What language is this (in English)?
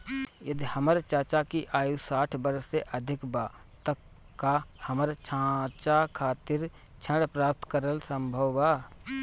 Bhojpuri